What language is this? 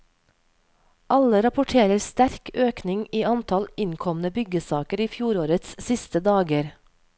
Norwegian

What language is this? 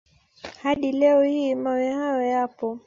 Swahili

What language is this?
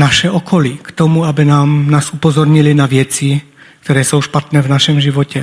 Czech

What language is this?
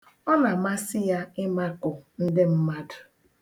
Igbo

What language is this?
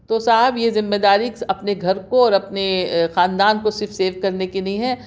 Urdu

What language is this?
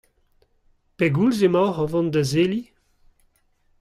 Breton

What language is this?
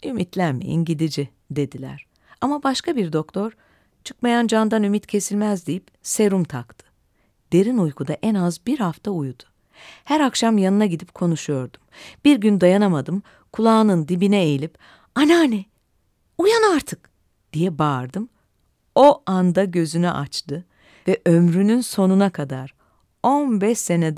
Turkish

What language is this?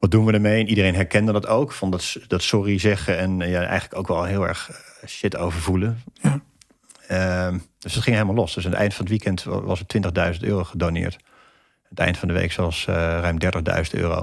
Dutch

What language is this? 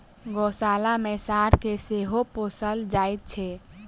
Maithili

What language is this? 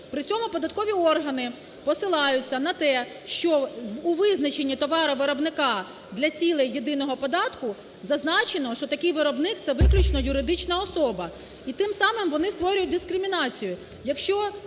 Ukrainian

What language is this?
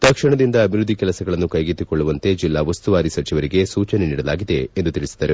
Kannada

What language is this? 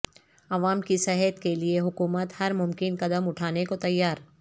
Urdu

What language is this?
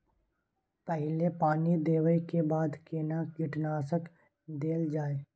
Maithili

